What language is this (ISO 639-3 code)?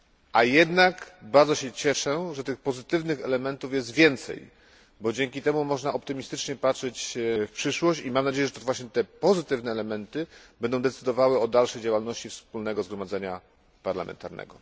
pol